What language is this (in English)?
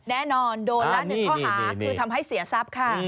Thai